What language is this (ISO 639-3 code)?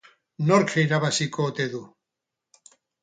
eus